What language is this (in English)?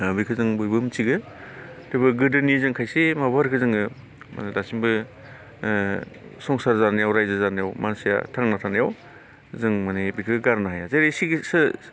Bodo